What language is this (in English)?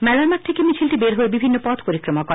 Bangla